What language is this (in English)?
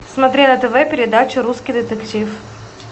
Russian